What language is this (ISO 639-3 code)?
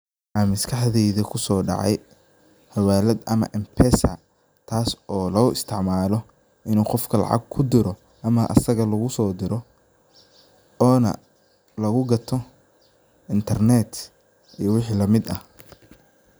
som